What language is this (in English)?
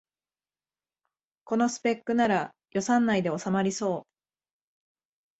Japanese